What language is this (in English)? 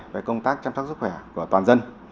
Vietnamese